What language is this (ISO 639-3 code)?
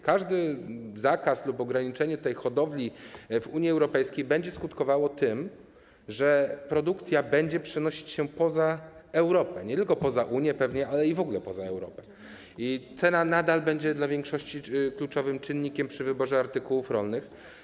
pol